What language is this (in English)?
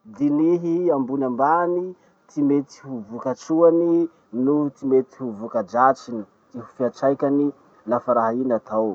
Masikoro Malagasy